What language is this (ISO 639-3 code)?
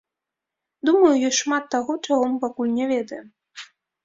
bel